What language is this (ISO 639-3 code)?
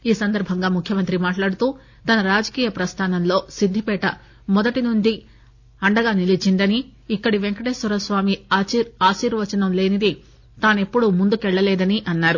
tel